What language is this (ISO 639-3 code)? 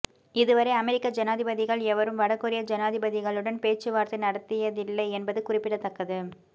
tam